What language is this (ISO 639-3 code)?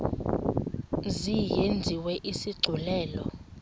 xho